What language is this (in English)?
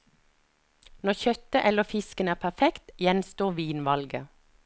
Norwegian